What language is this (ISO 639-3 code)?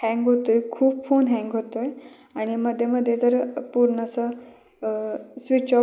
mar